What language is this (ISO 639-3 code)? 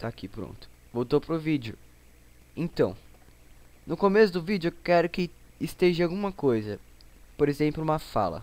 por